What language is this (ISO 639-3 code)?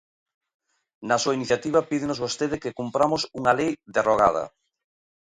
glg